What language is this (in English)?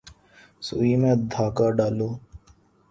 Urdu